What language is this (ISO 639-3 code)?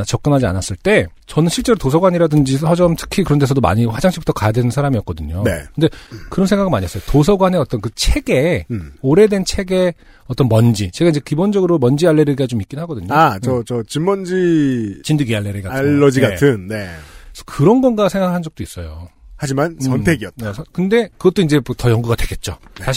kor